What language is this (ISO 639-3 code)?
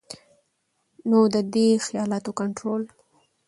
pus